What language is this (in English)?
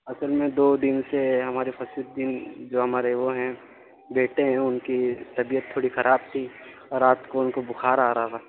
Urdu